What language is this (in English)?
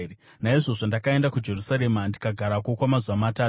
Shona